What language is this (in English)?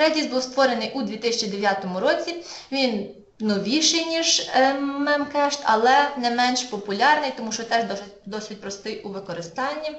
Ukrainian